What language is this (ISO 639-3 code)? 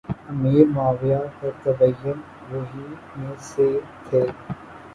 urd